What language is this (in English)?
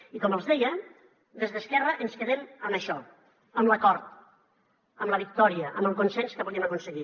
Catalan